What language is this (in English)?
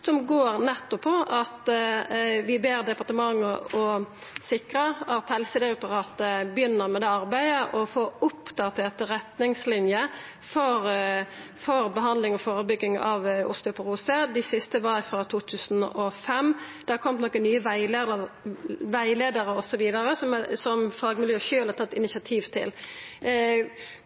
Norwegian Nynorsk